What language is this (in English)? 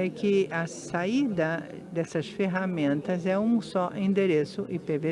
Portuguese